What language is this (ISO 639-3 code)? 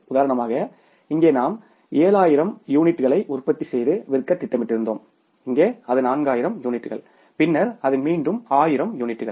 tam